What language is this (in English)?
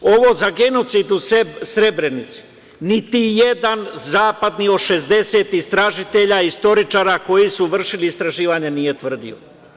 Serbian